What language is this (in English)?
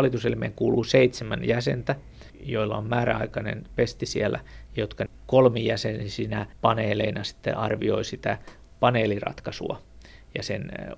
Finnish